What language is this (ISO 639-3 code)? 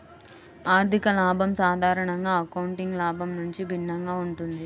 tel